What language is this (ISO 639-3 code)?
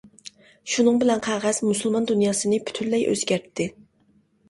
uig